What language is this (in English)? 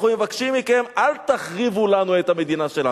Hebrew